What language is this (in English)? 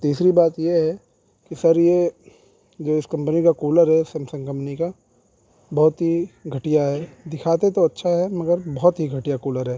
Urdu